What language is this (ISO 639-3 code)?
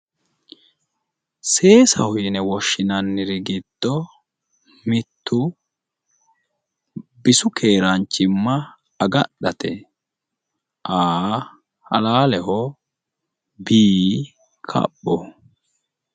sid